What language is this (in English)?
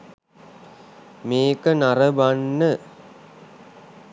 Sinhala